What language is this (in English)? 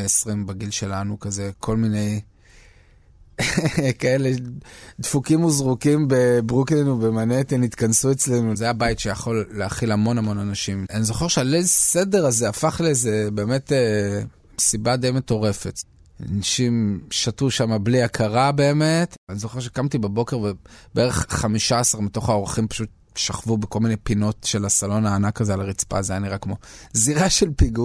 Hebrew